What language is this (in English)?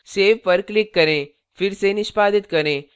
Hindi